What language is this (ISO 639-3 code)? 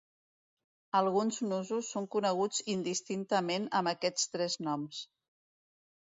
cat